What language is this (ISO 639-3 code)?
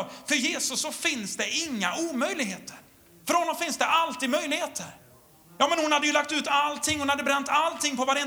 swe